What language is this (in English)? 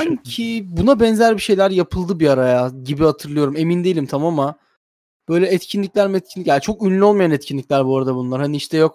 Turkish